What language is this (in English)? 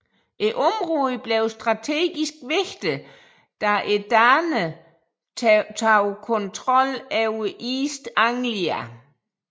Danish